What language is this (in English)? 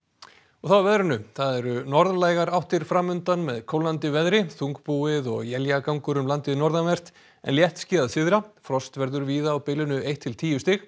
Icelandic